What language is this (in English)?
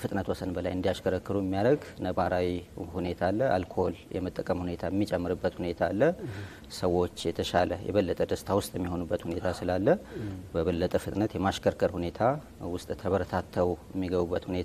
Arabic